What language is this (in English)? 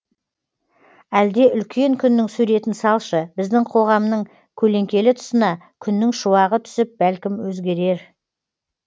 Kazakh